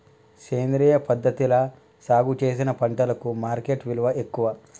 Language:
Telugu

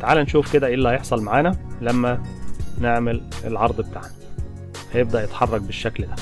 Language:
Arabic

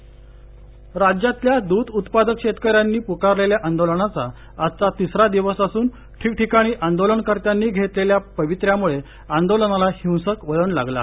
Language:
Marathi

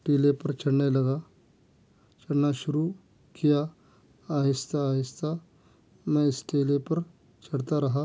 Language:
Urdu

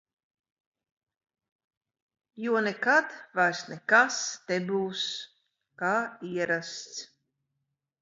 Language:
Latvian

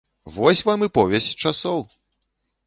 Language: Belarusian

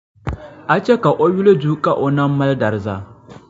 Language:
Dagbani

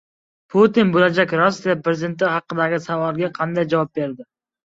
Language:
Uzbek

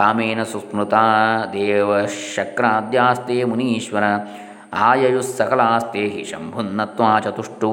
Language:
Kannada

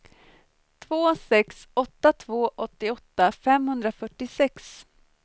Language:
Swedish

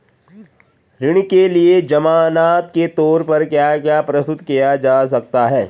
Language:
Hindi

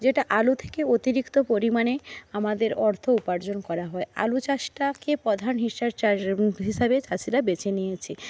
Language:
Bangla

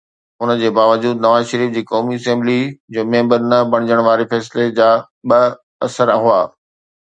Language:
Sindhi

